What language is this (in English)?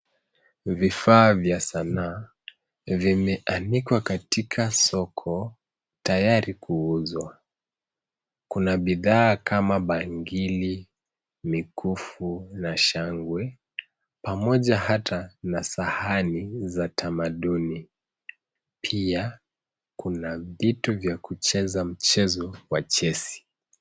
Swahili